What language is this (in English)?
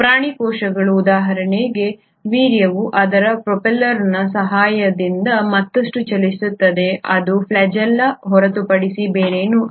Kannada